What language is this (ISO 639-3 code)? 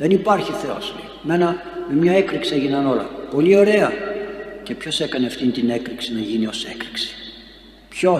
ell